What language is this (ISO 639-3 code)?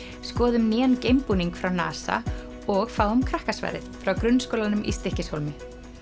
isl